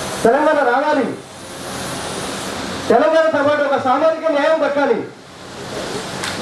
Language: Portuguese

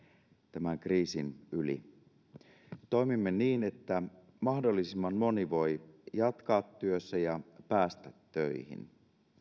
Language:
Finnish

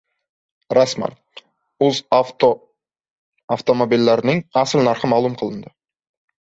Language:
Uzbek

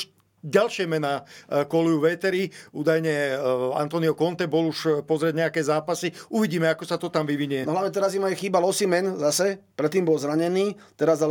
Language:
Slovak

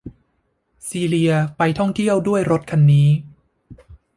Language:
Thai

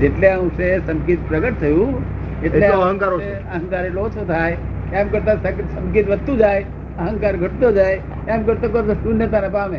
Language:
Gujarati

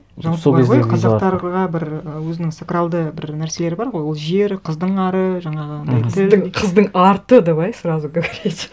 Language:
Kazakh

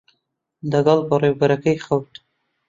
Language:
Central Kurdish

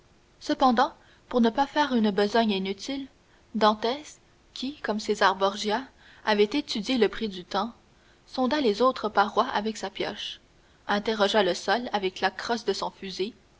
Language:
French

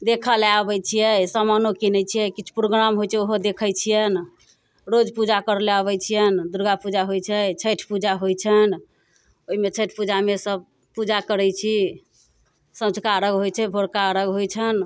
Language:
Maithili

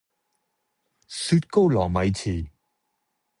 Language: Cantonese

